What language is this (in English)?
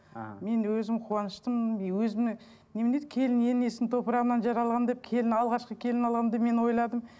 Kazakh